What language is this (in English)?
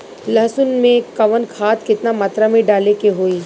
Bhojpuri